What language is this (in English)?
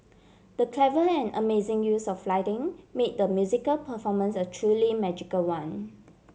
English